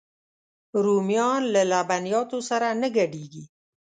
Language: Pashto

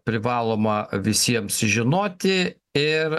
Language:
Lithuanian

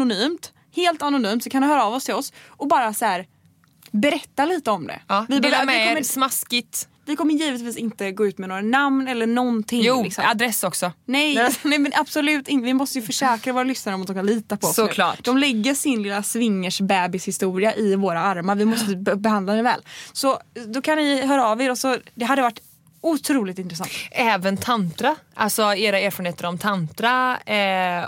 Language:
Swedish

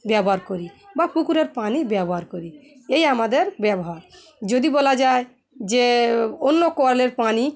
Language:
Bangla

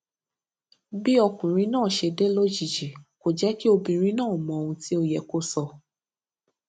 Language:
Yoruba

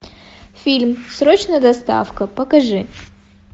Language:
Russian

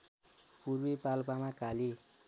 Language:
Nepali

